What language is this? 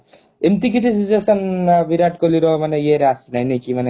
Odia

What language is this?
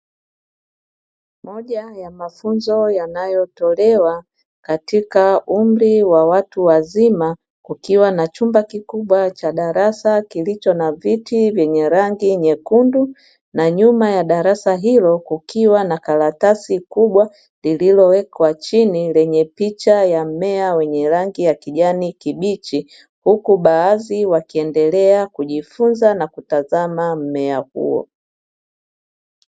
Swahili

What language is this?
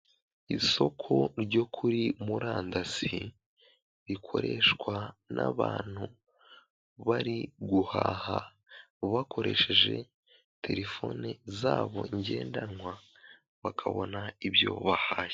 Kinyarwanda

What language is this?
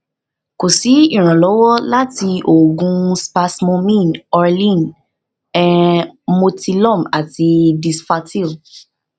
Yoruba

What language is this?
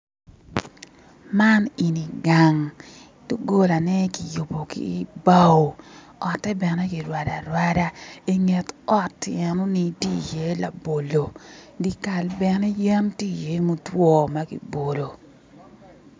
Acoli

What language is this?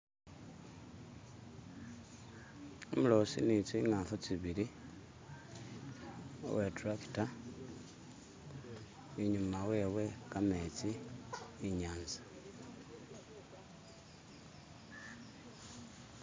Masaaba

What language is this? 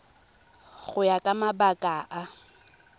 Tswana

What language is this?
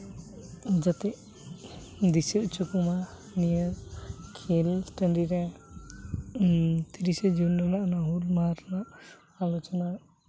Santali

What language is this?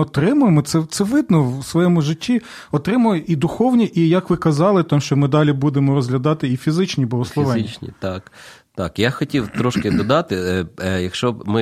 Ukrainian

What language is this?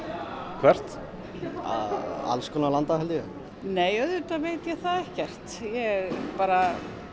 Icelandic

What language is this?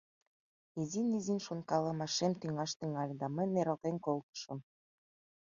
Mari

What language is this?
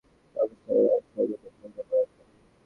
Bangla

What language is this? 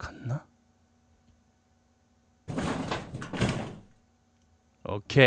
Korean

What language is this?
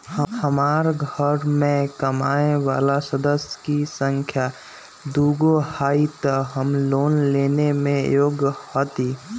Magahi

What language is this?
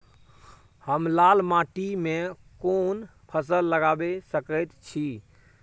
Maithili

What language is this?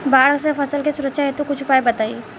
Bhojpuri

